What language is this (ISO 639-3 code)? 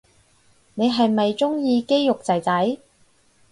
yue